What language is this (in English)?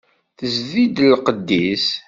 Kabyle